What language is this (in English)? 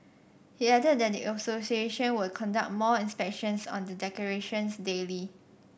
English